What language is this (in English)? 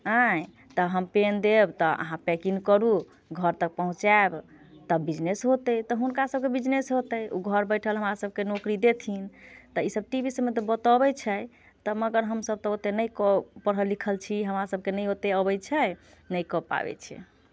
Maithili